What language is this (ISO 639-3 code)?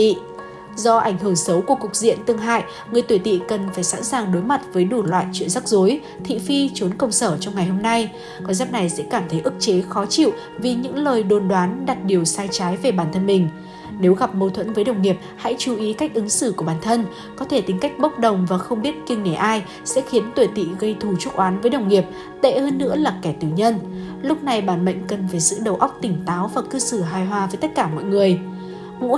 vie